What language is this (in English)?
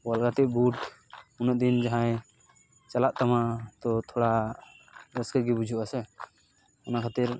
Santali